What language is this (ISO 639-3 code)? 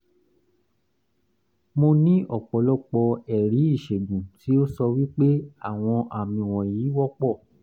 yor